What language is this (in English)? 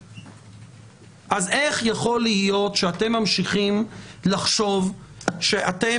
Hebrew